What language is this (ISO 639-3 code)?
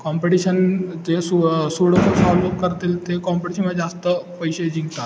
mar